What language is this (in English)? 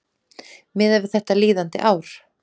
Icelandic